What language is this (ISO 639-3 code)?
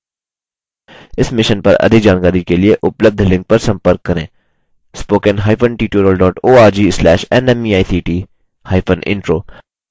hin